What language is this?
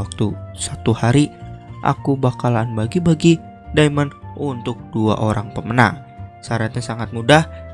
Indonesian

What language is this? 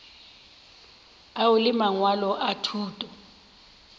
Northern Sotho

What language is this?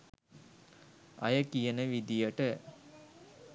Sinhala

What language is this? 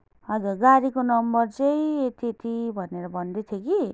Nepali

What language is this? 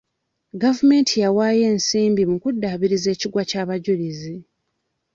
Ganda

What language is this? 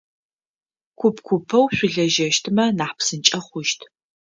Adyghe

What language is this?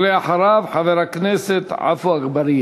Hebrew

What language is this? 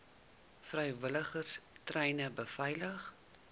Afrikaans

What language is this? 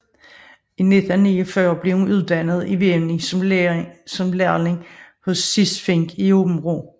Danish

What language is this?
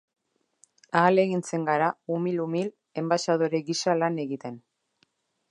Basque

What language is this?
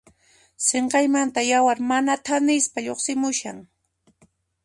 Puno Quechua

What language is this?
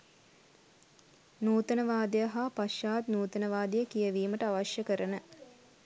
Sinhala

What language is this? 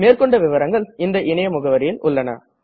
Tamil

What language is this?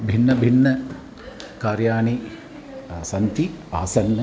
Sanskrit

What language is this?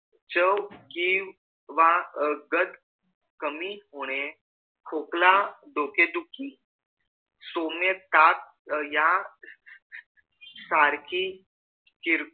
Marathi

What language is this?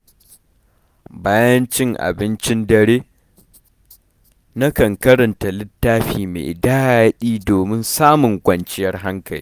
Hausa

